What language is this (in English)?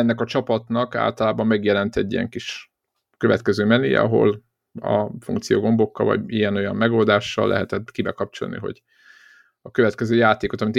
Hungarian